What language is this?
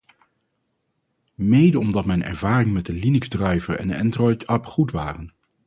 Dutch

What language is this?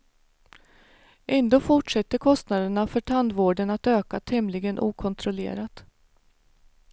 Swedish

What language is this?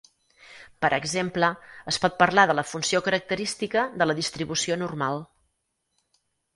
Catalan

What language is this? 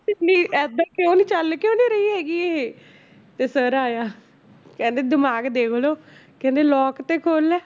Punjabi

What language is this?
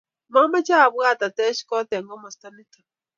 Kalenjin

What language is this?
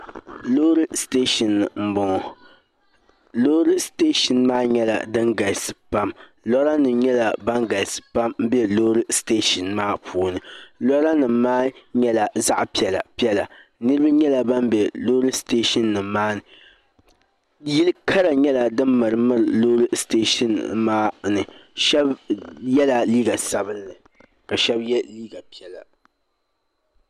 Dagbani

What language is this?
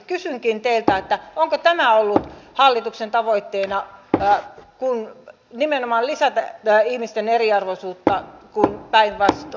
Finnish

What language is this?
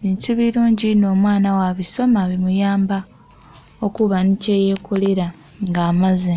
Soga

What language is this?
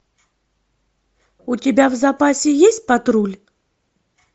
Russian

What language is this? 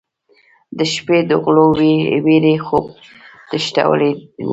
Pashto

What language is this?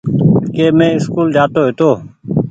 Goaria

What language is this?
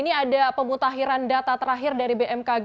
Indonesian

